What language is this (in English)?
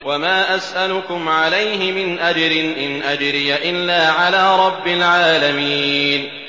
Arabic